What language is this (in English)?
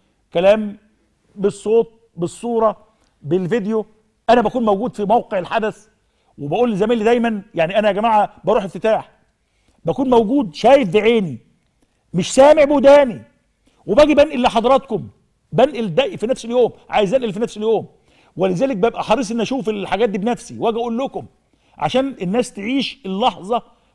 Arabic